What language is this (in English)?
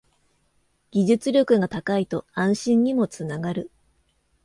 Japanese